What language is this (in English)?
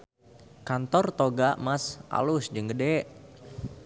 Sundanese